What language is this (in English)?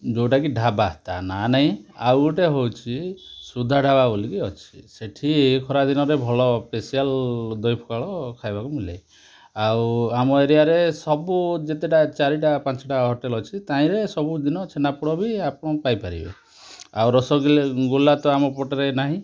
Odia